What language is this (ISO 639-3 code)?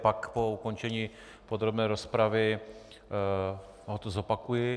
ces